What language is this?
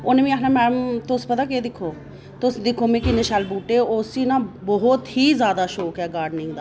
Dogri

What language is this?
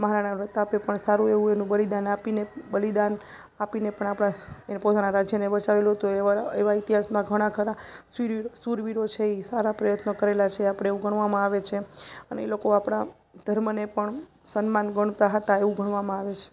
Gujarati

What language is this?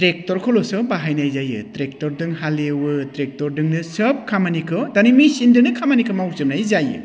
Bodo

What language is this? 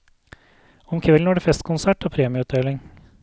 Norwegian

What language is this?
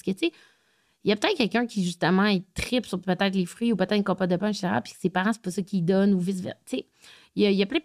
French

